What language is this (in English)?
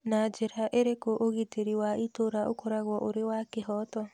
Kikuyu